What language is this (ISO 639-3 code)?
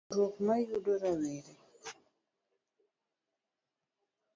luo